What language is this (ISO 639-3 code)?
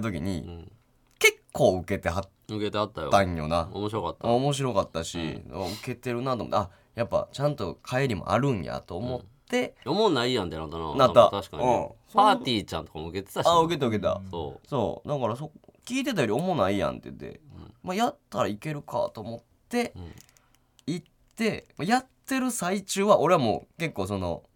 jpn